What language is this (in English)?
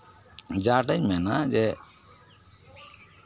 Santali